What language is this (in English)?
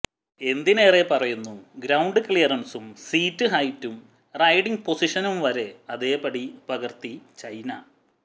Malayalam